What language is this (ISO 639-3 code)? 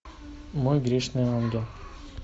rus